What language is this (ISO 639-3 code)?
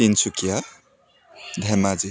asm